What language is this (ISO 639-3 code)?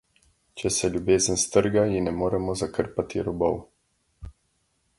slv